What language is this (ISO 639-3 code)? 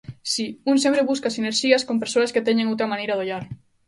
glg